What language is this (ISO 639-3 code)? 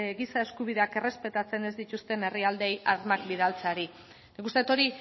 eus